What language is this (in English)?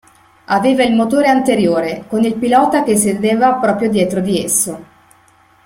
Italian